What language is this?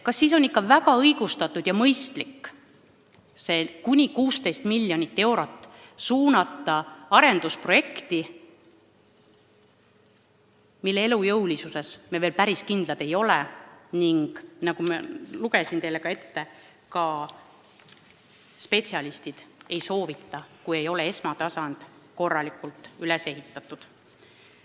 Estonian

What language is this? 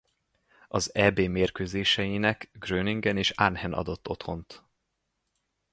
Hungarian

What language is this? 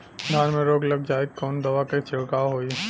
Bhojpuri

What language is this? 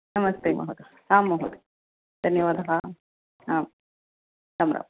Sanskrit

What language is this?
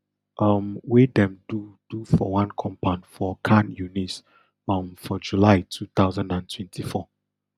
Nigerian Pidgin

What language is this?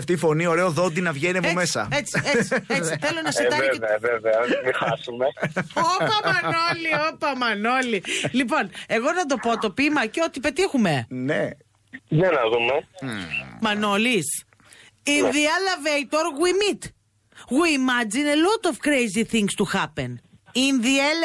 Greek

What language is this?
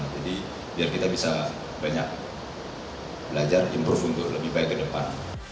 Indonesian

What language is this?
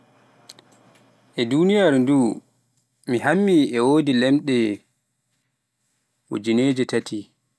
Pular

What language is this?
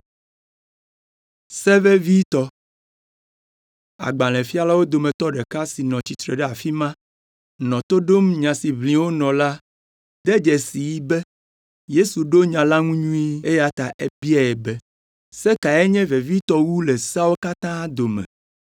Ewe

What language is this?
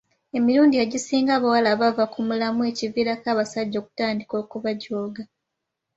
Ganda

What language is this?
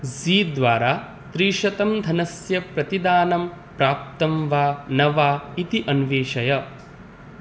Sanskrit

